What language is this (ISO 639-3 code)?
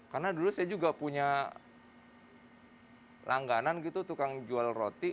ind